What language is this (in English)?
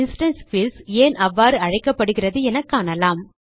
Tamil